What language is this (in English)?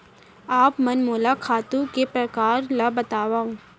Chhattisgarhi